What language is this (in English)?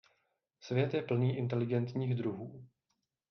Czech